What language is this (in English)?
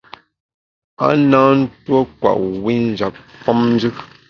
Bamun